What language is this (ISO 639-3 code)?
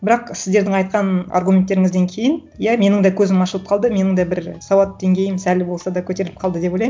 kaz